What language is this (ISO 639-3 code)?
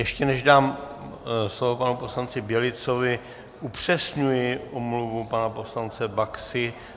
ces